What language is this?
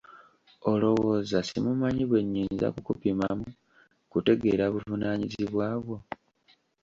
Ganda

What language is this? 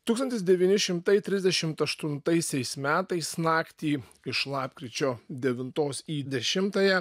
Lithuanian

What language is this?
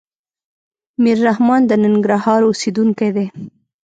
Pashto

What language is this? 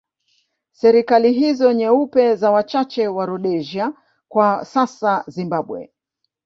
Swahili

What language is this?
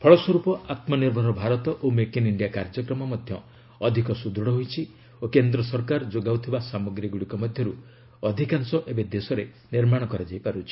Odia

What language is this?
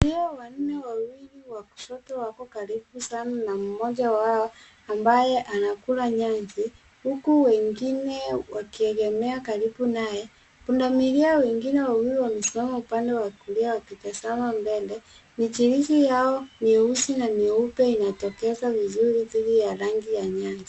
Swahili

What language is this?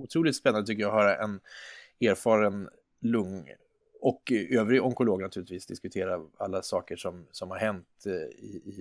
Swedish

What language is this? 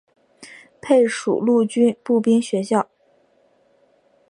Chinese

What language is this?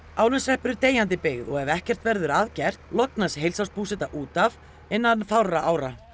Icelandic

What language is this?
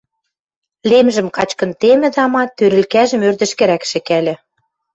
Western Mari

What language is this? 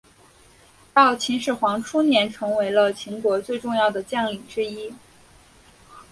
Chinese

